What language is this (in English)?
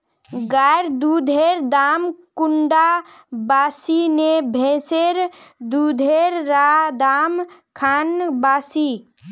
Magahi